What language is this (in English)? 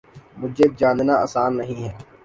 Urdu